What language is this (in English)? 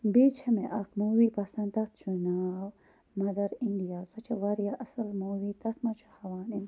Kashmiri